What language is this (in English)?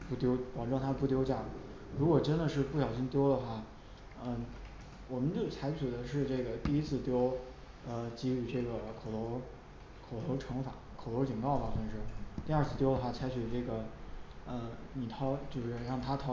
Chinese